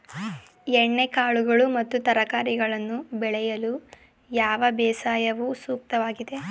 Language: Kannada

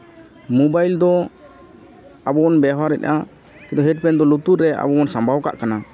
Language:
Santali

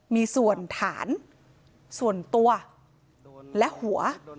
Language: Thai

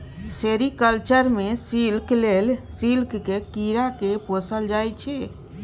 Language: Maithili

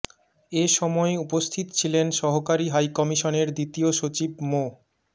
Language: Bangla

